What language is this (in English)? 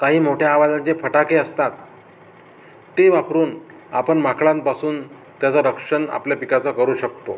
Marathi